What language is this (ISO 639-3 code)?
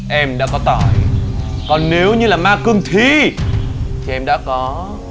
vie